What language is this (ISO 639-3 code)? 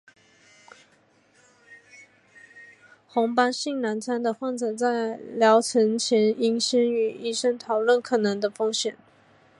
zho